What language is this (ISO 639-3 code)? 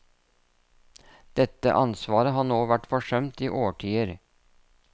nor